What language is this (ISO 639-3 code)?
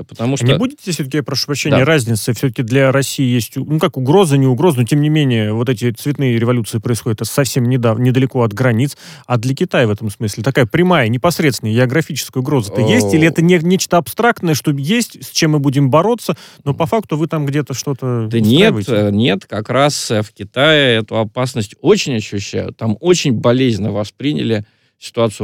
rus